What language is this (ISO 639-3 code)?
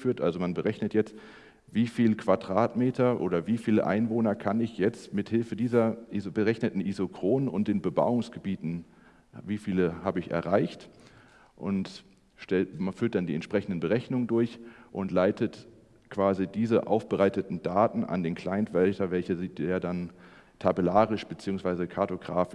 deu